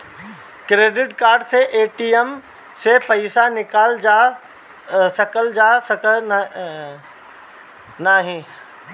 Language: Bhojpuri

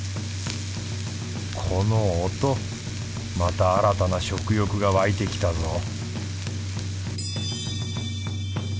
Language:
Japanese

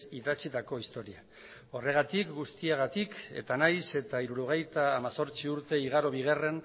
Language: Basque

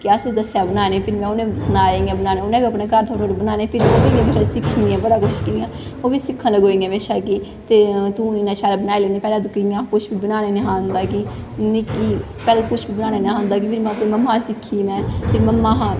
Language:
Dogri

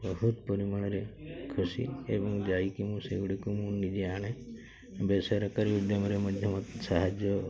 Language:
Odia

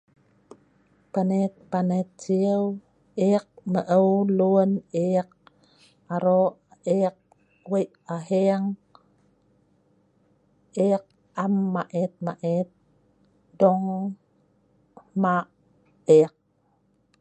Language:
Sa'ban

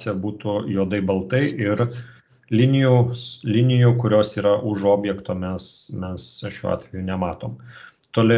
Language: Lithuanian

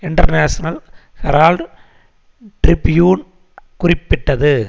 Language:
Tamil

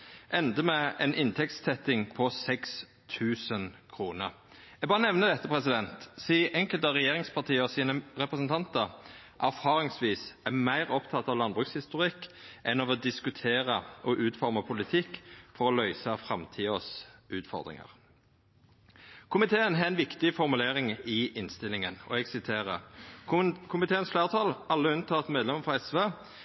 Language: Norwegian Nynorsk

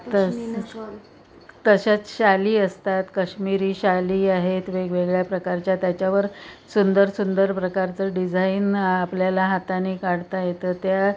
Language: Marathi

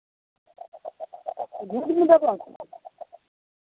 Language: Maithili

